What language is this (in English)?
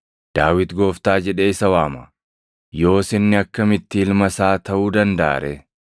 Oromo